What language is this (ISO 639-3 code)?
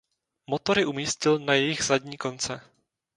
ces